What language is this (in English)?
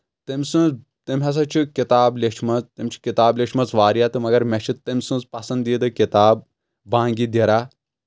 Kashmiri